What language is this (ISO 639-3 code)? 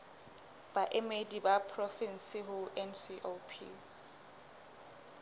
sot